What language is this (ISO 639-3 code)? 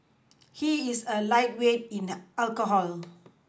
eng